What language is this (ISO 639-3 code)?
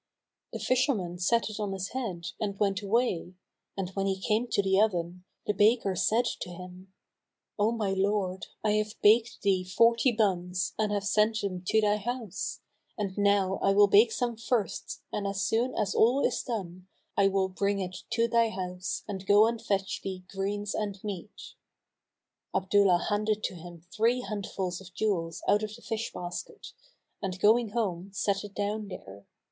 eng